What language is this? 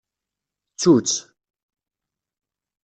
Kabyle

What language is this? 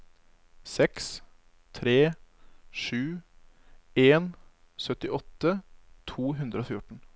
Norwegian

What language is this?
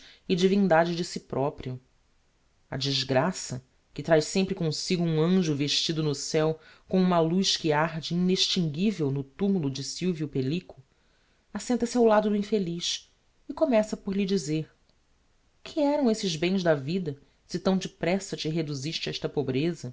Portuguese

